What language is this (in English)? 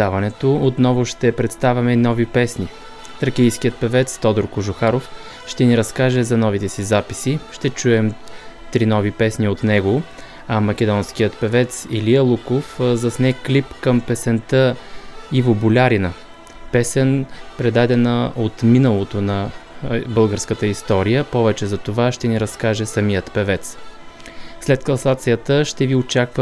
Bulgarian